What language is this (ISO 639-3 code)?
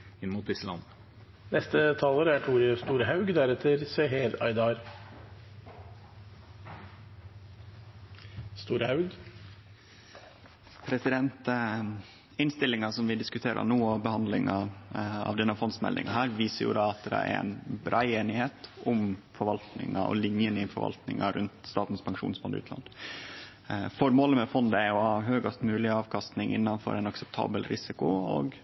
nno